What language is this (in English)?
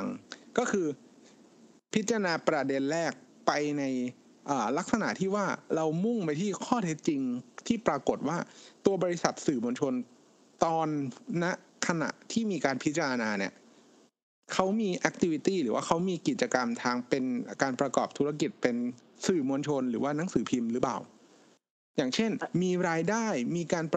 Thai